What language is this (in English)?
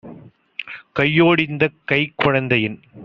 Tamil